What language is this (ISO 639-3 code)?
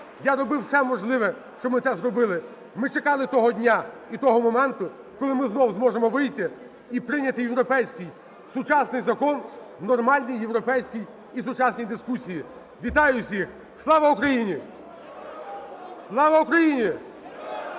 ukr